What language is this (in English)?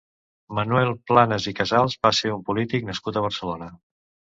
Catalan